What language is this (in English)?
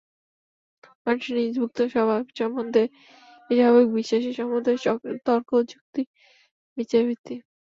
Bangla